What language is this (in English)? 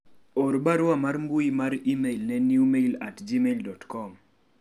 Luo (Kenya and Tanzania)